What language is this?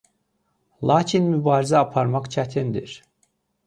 Azerbaijani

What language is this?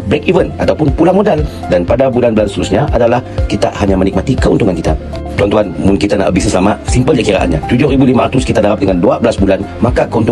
Malay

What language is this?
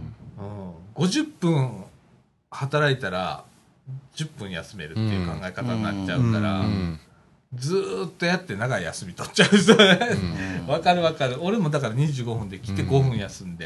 Japanese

